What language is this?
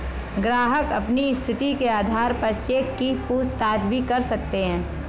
Hindi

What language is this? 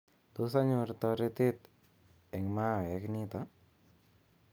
Kalenjin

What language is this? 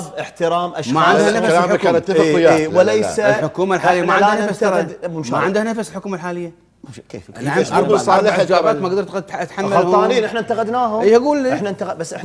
Arabic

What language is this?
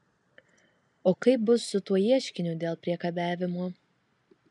Lithuanian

